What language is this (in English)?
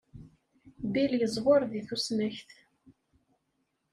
Kabyle